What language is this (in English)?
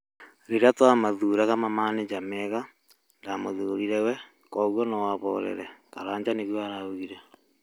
Kikuyu